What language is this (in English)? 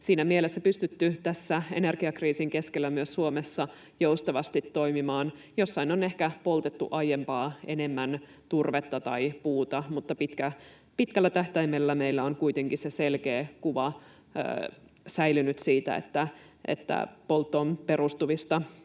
Finnish